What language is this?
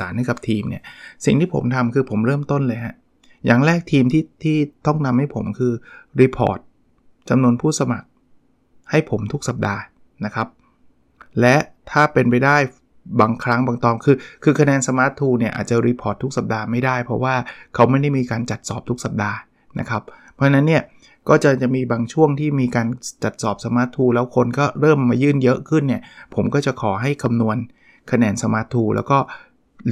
Thai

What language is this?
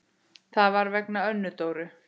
Icelandic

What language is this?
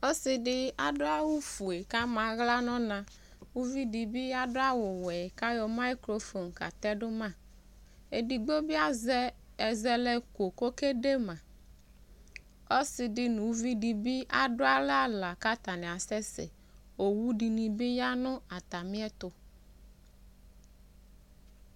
Ikposo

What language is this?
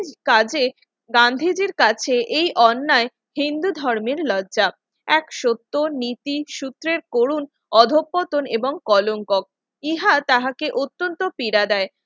Bangla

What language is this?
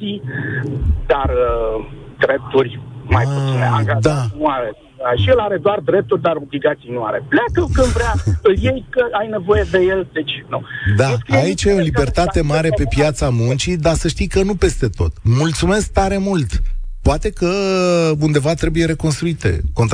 Romanian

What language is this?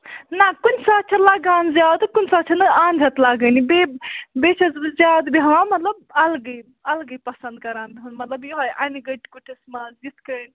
Kashmiri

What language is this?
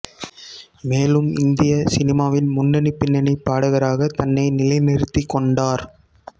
Tamil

